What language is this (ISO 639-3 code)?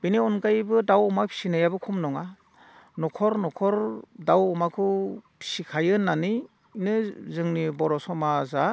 brx